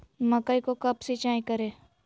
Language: Magahi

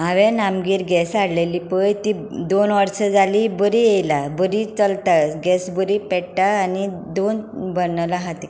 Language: Konkani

